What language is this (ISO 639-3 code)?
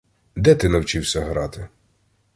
ukr